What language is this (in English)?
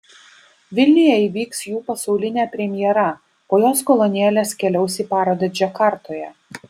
Lithuanian